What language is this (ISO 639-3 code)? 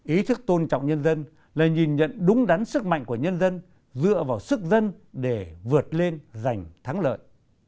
vie